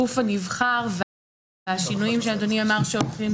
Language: Hebrew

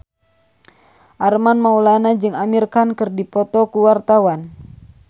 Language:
Sundanese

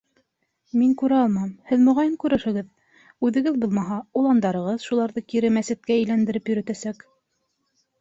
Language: Bashkir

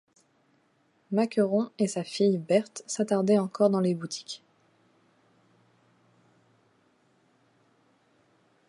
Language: French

